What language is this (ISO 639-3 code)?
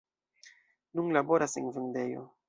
epo